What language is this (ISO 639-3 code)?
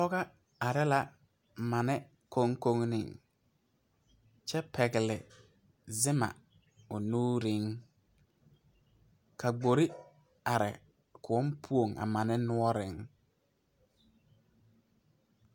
dga